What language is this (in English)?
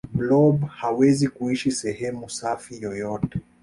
Swahili